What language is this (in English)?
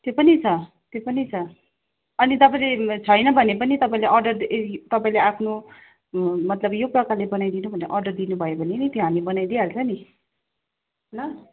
Nepali